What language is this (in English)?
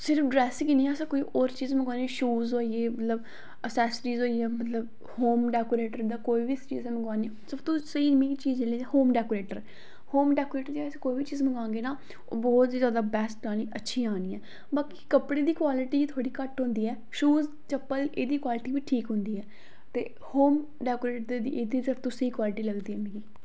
Dogri